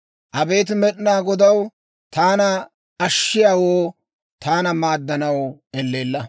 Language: Dawro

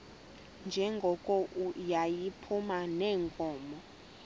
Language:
Xhosa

